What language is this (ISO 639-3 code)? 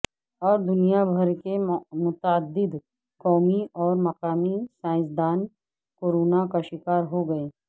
urd